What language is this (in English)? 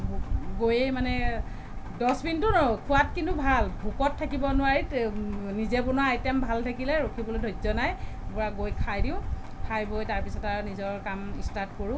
Assamese